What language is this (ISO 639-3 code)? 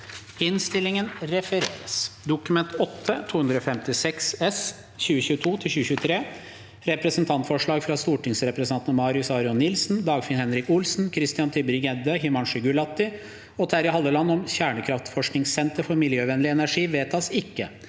nor